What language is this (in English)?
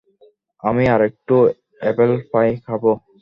Bangla